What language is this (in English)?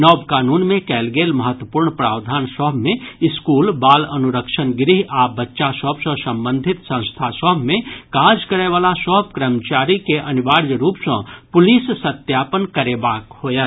Maithili